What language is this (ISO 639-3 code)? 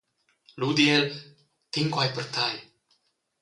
roh